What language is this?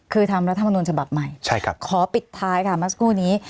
Thai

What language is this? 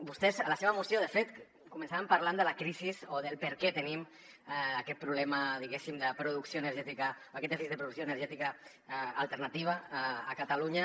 Catalan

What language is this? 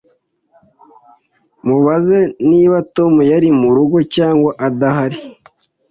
Kinyarwanda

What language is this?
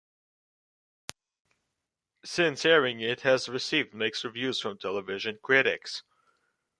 English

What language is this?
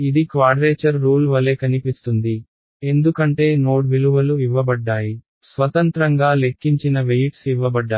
Telugu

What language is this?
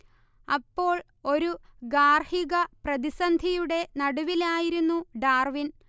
Malayalam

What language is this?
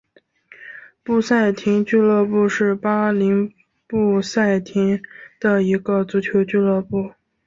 Chinese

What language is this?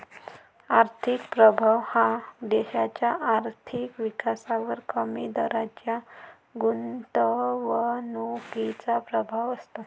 Marathi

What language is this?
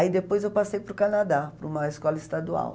Portuguese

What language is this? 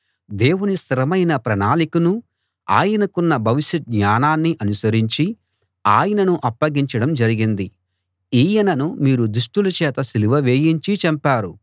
Telugu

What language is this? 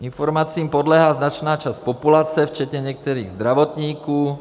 Czech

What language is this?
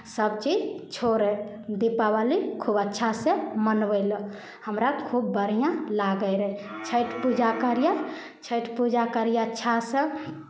Maithili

